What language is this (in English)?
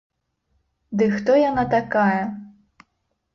Belarusian